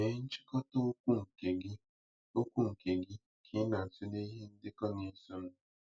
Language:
Igbo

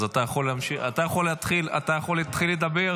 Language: Hebrew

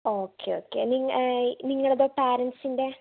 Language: Malayalam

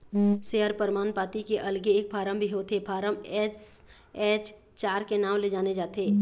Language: Chhattisgarhi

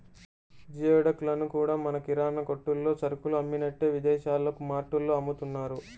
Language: Telugu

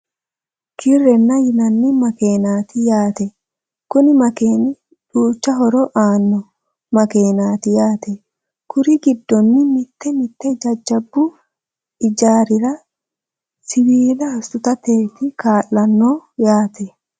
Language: Sidamo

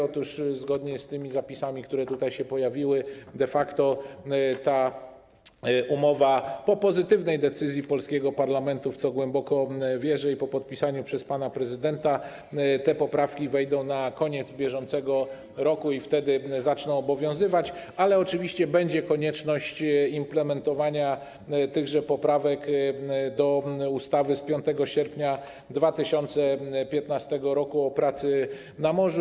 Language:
Polish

